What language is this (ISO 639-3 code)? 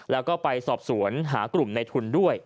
tha